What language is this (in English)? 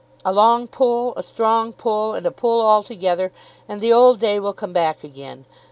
English